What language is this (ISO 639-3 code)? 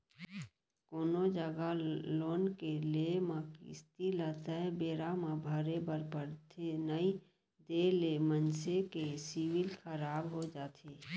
hne